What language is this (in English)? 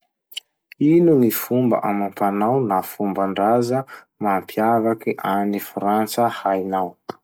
Masikoro Malagasy